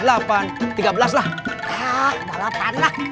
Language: Indonesian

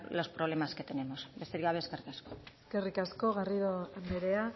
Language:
Basque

